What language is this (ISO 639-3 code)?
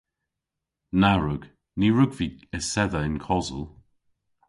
cor